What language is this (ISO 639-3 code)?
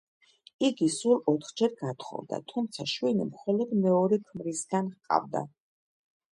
kat